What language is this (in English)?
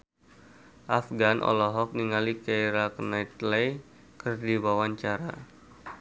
Sundanese